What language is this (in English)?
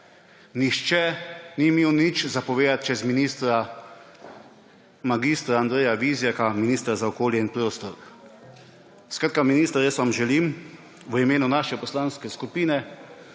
Slovenian